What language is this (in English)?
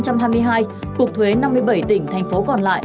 Vietnamese